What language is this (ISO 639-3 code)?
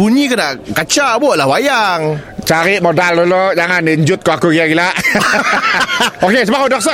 msa